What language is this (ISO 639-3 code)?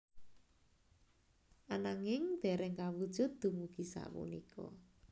jav